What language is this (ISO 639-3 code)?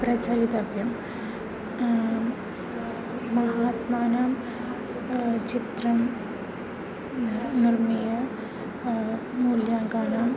san